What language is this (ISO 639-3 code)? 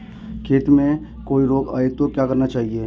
hin